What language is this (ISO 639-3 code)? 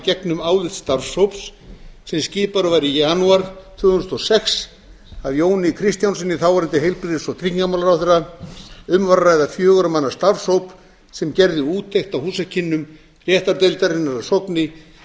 isl